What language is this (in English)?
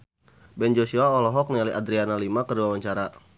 Sundanese